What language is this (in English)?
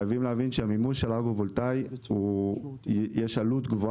Hebrew